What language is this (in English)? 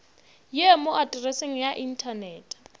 Northern Sotho